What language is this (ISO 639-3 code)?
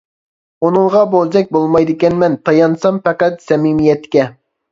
uig